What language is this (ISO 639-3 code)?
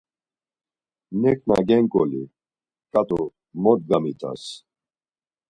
lzz